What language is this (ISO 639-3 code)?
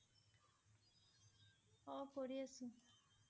asm